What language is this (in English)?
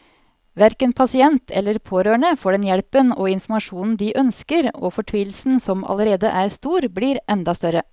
Norwegian